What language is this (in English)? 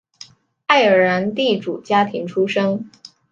Chinese